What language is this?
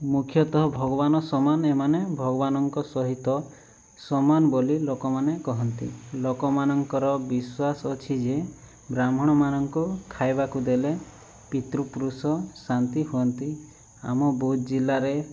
Odia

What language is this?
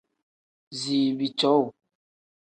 Tem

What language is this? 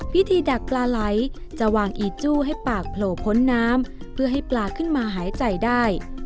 Thai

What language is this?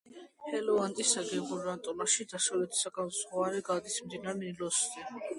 Georgian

